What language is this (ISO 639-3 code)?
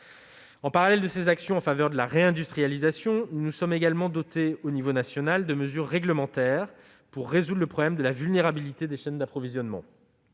fra